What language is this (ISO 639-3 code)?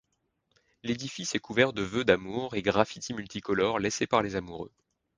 fra